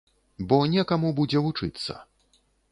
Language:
Belarusian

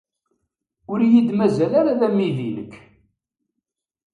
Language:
Kabyle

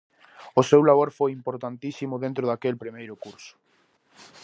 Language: Galician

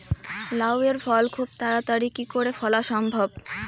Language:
Bangla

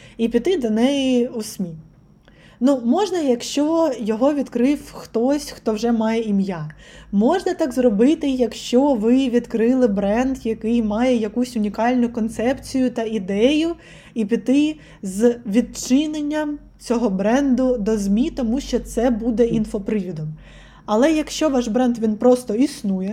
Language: Ukrainian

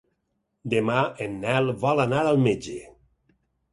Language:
Catalan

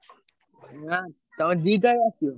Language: Odia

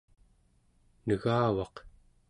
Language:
Central Yupik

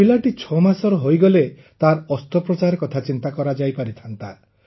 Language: Odia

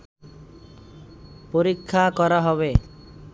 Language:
Bangla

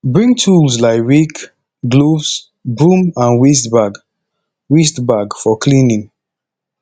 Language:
Nigerian Pidgin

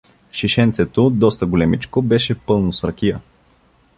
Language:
Bulgarian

